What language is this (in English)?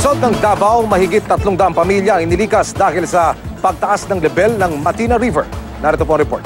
Filipino